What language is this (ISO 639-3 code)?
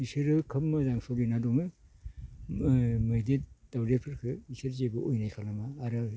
brx